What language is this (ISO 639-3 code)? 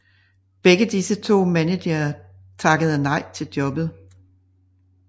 dan